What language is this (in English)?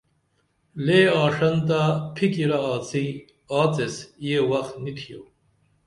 Dameli